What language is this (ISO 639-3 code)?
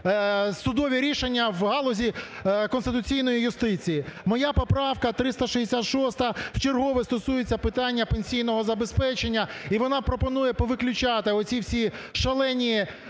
ukr